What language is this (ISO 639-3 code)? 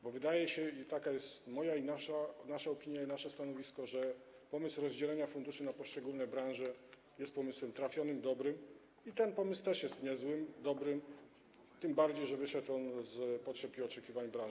pol